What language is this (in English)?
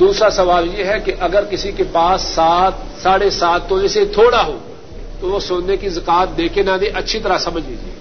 Urdu